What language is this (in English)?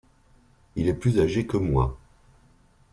French